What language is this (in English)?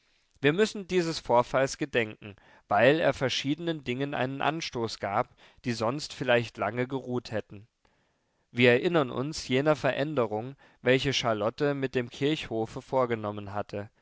German